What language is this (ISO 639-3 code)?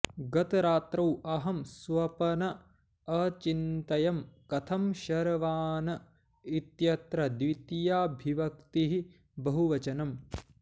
san